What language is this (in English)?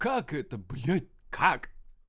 Russian